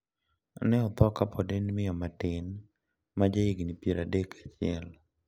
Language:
Luo (Kenya and Tanzania)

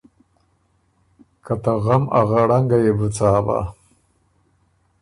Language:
Ormuri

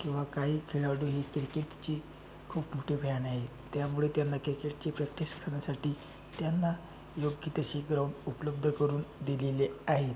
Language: Marathi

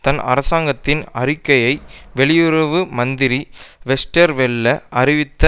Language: Tamil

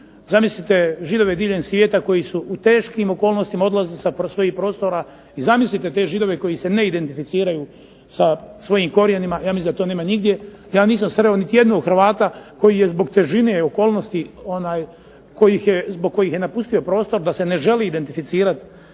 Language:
Croatian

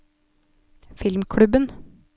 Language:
Norwegian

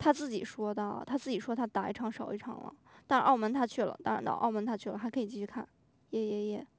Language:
Chinese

